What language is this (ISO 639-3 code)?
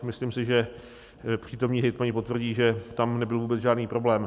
ces